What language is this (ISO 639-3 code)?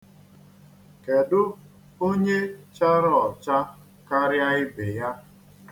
ibo